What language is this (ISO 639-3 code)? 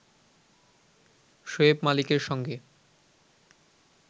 ben